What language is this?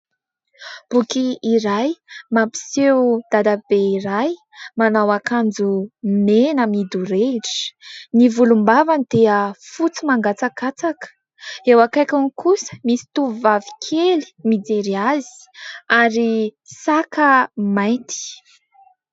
Malagasy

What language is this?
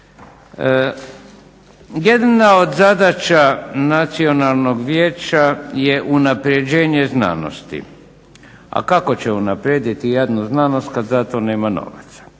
Croatian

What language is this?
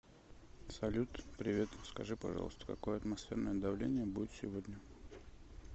Russian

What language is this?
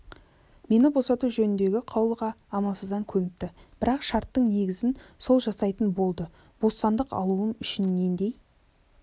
Kazakh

